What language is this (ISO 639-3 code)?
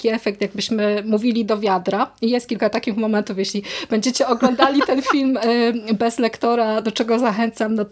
pol